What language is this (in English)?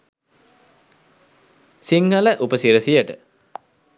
Sinhala